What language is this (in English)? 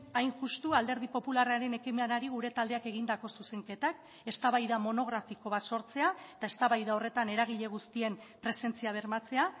Basque